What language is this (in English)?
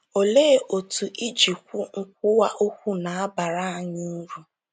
Igbo